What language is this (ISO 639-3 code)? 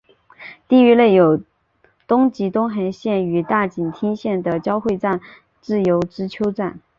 zho